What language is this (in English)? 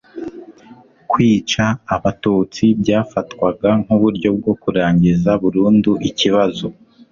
Kinyarwanda